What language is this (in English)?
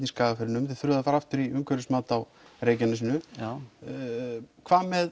Icelandic